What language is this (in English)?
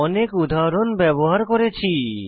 Bangla